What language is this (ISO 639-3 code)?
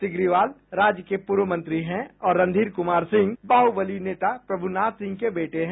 hin